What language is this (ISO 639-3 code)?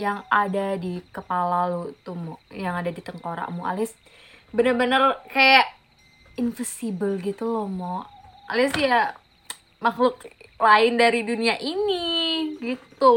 ind